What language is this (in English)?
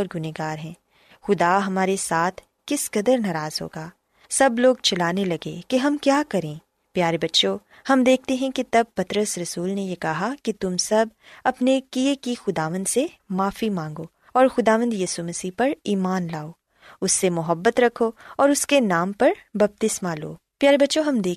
Urdu